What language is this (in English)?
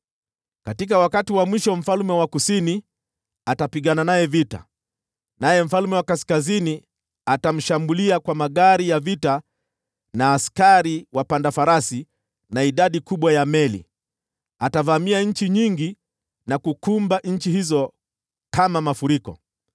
Swahili